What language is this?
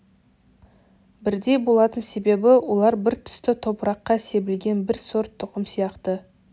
Kazakh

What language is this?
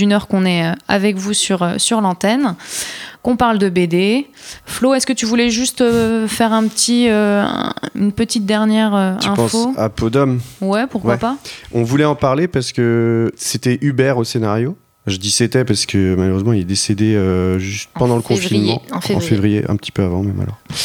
French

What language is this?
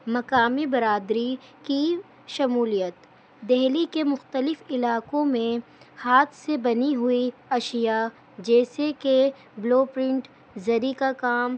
Urdu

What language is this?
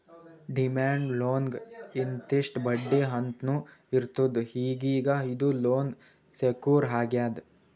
Kannada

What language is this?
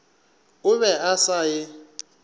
Northern Sotho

